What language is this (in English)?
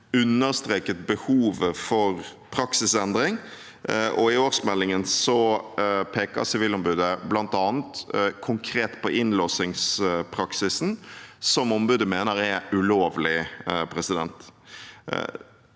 Norwegian